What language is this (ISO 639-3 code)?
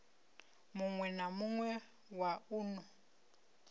ven